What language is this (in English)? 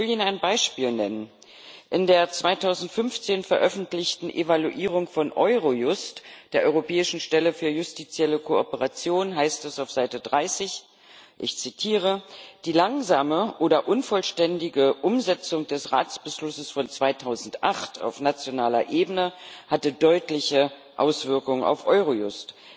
German